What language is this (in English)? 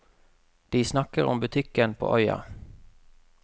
Norwegian